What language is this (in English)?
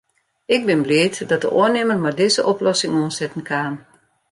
Western Frisian